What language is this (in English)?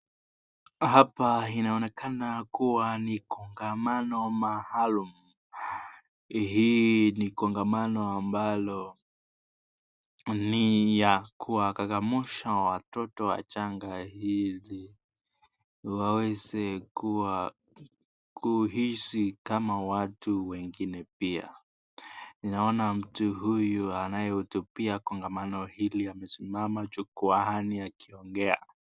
Swahili